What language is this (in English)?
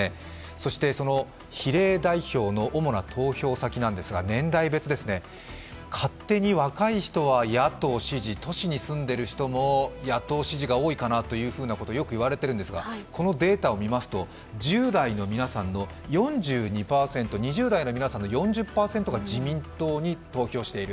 Japanese